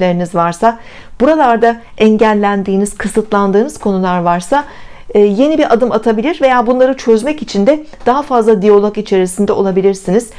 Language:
Turkish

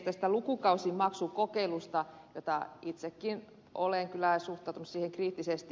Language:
Finnish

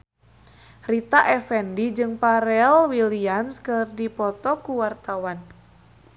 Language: Sundanese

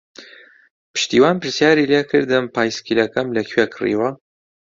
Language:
Central Kurdish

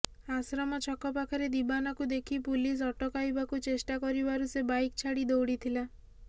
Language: Odia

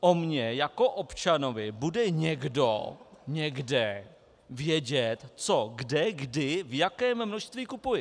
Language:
Czech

